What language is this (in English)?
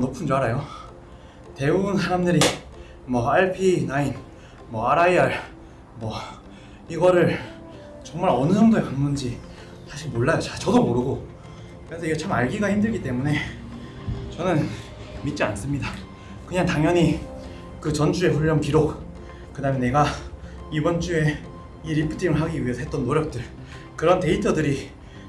Korean